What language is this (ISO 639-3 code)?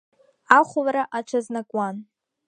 abk